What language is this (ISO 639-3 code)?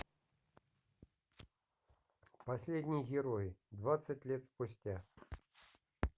rus